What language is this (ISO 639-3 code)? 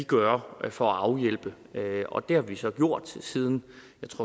dan